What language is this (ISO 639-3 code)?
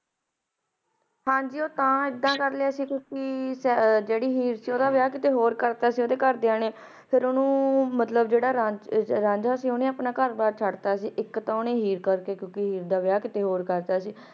pan